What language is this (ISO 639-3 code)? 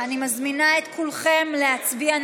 heb